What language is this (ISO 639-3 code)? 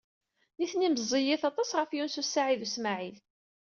kab